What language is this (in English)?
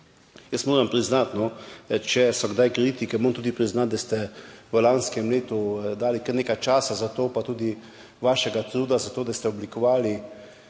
Slovenian